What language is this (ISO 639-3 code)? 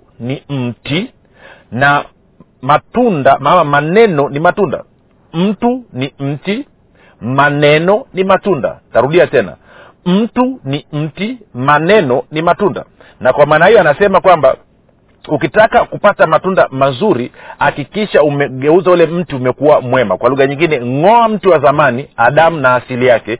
swa